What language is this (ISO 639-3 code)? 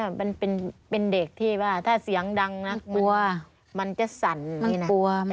tha